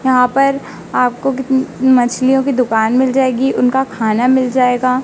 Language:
Hindi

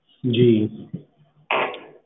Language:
Punjabi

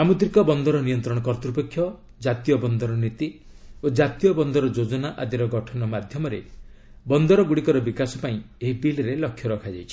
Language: Odia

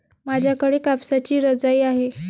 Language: Marathi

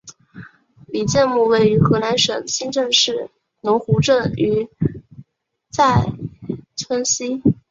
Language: Chinese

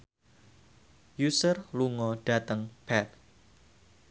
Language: Javanese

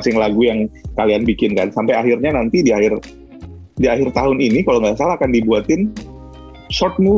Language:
Indonesian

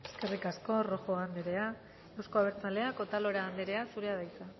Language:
Basque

